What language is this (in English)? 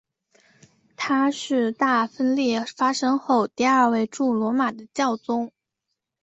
Chinese